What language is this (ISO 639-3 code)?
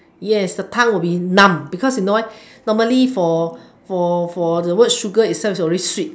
eng